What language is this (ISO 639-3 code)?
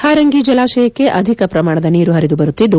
kan